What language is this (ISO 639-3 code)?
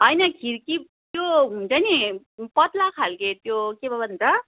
nep